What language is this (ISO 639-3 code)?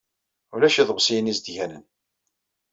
kab